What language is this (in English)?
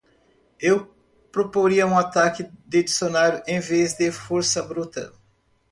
Portuguese